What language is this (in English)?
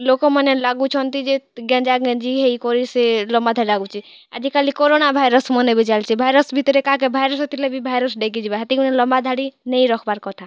Odia